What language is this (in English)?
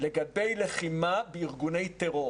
Hebrew